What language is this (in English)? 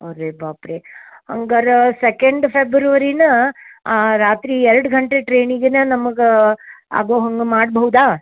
Kannada